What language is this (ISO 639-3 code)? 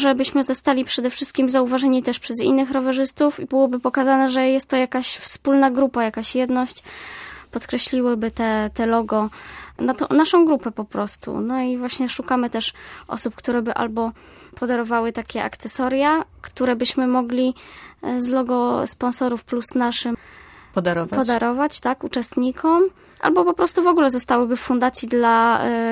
pol